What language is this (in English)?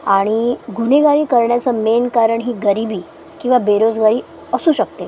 Marathi